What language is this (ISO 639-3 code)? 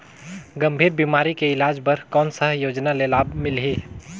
hne